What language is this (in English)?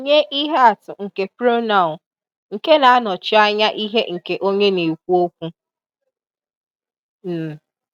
Igbo